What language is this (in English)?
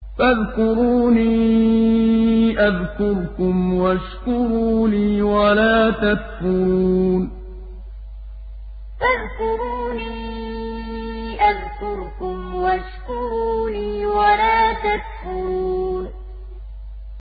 Arabic